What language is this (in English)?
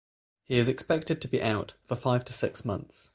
English